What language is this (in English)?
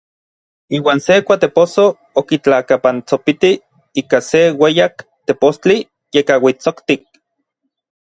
Orizaba Nahuatl